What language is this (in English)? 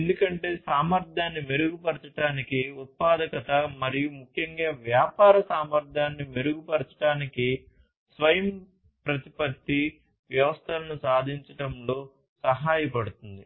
Telugu